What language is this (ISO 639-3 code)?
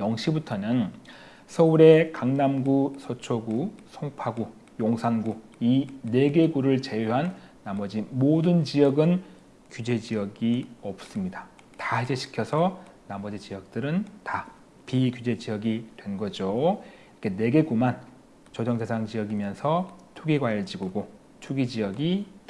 kor